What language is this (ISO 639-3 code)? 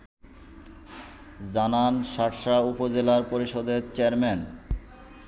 ben